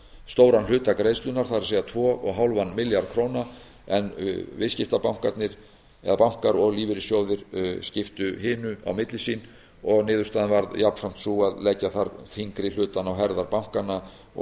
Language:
Icelandic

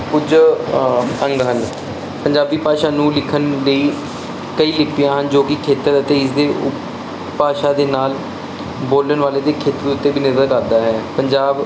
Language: Punjabi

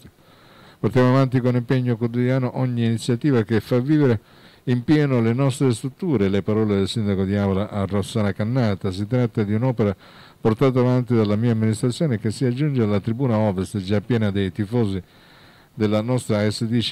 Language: Italian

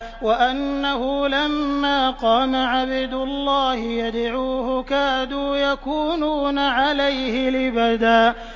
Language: Arabic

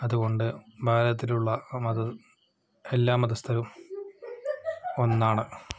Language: Malayalam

